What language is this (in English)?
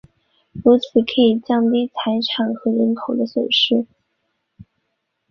Chinese